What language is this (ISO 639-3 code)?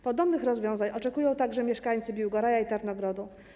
pol